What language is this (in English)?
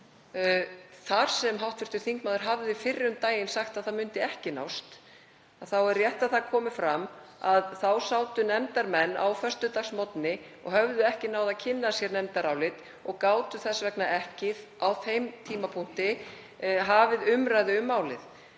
Icelandic